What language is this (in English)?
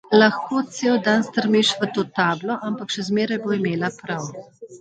Slovenian